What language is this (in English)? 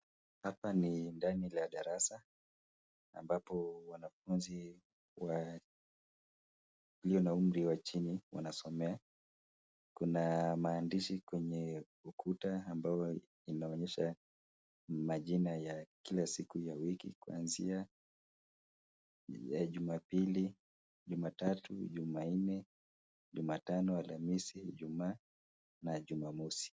Swahili